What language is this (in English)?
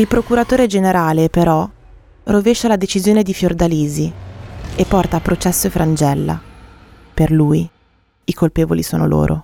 Italian